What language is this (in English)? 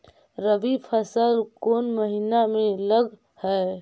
Magahi